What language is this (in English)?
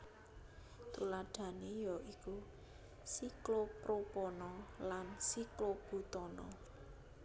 Javanese